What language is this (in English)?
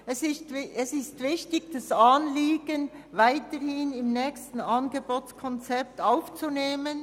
Swiss German